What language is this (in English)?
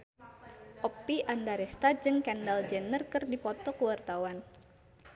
Sundanese